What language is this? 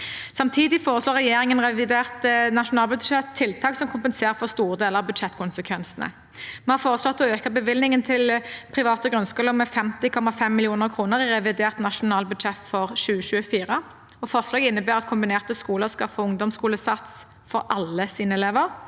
Norwegian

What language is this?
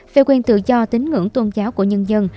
Vietnamese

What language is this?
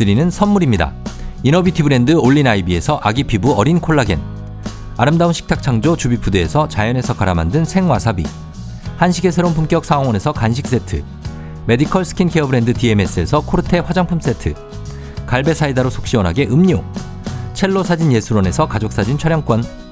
Korean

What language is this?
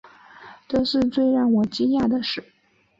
Chinese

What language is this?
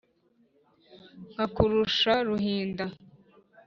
Kinyarwanda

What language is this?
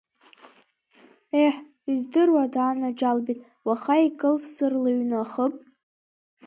Abkhazian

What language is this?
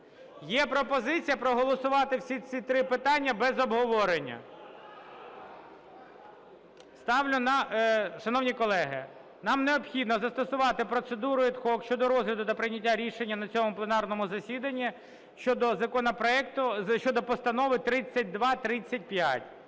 Ukrainian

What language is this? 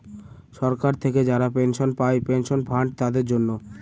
Bangla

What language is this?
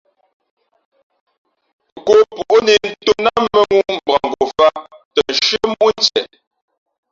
Fe'fe'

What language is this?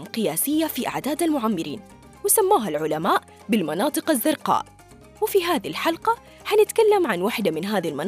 Arabic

